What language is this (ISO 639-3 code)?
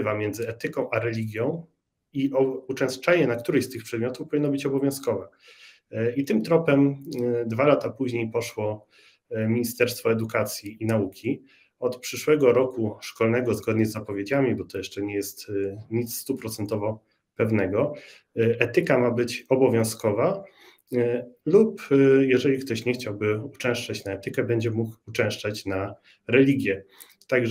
pol